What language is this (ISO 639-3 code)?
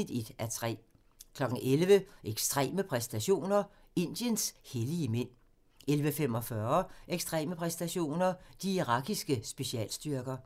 dan